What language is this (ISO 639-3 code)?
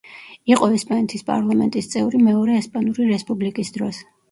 kat